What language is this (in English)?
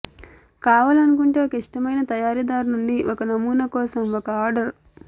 Telugu